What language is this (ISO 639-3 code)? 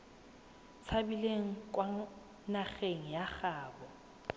tsn